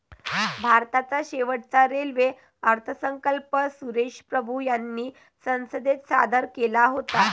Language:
Marathi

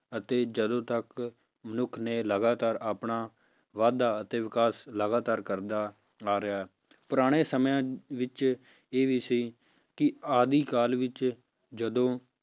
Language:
Punjabi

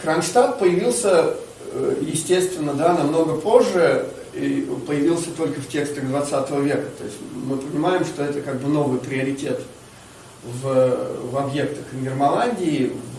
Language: Russian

